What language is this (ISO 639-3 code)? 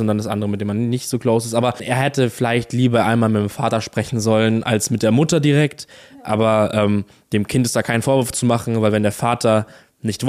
deu